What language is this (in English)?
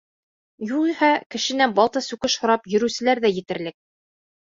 Bashkir